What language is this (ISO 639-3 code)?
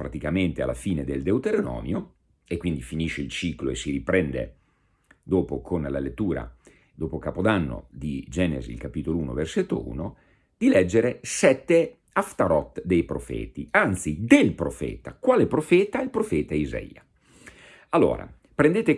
ita